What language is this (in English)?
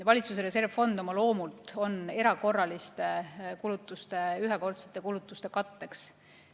Estonian